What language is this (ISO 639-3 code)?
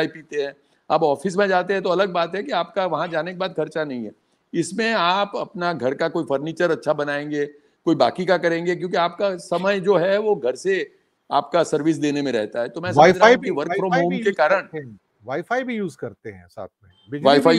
hin